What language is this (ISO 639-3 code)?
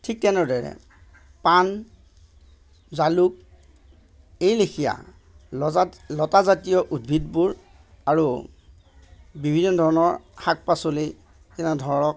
asm